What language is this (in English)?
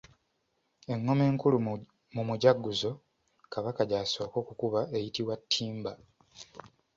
Ganda